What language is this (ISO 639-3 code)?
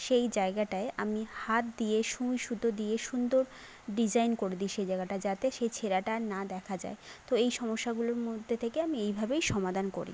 ben